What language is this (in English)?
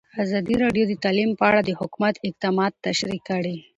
Pashto